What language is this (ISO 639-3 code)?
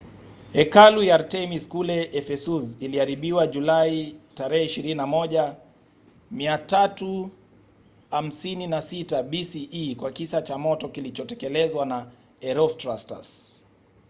swa